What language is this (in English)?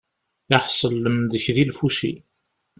Kabyle